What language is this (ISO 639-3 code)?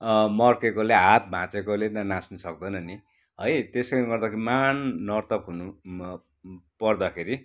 nep